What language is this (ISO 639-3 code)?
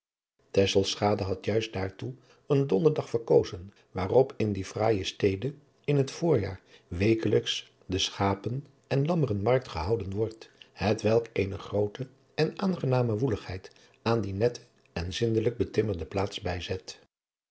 nld